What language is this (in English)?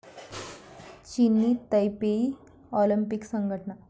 Marathi